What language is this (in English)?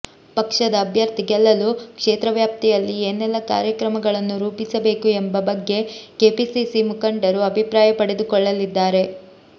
Kannada